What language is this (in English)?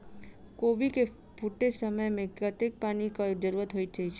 Maithili